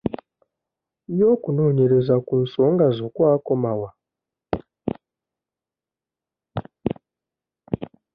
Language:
Ganda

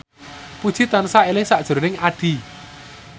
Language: Javanese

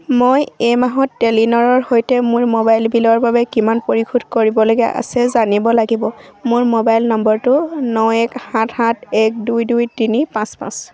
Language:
Assamese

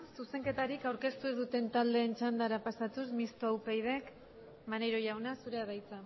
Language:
Basque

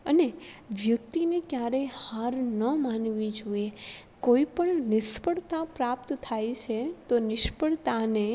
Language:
Gujarati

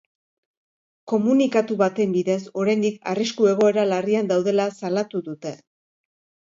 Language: Basque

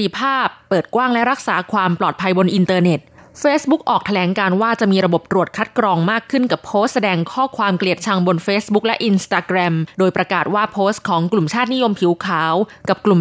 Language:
Thai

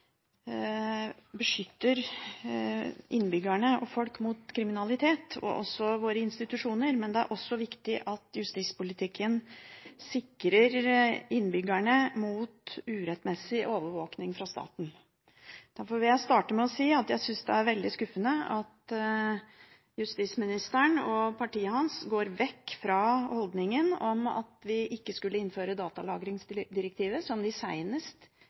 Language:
Norwegian Bokmål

